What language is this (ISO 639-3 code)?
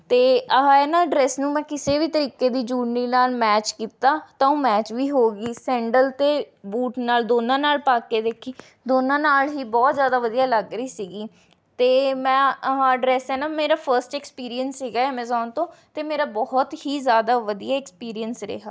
pan